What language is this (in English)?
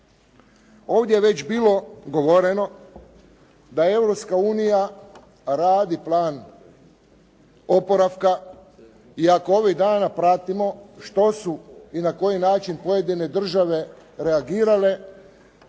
Croatian